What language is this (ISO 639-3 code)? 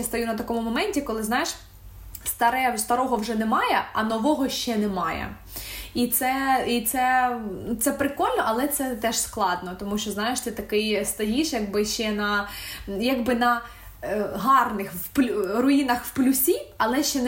ukr